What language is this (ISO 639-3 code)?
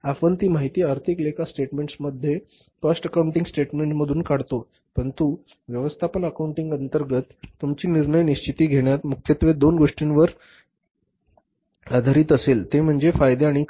mar